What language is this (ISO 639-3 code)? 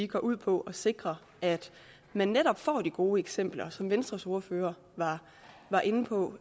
dan